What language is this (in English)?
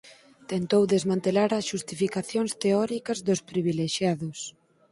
Galician